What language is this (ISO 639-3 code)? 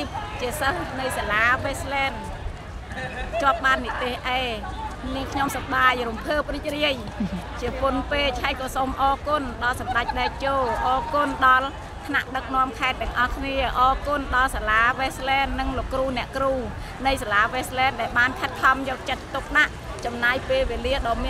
tha